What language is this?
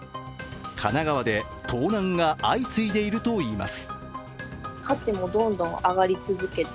Japanese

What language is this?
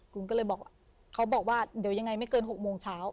Thai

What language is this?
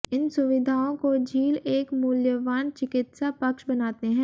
Hindi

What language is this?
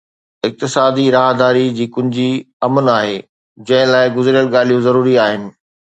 Sindhi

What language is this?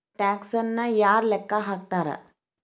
Kannada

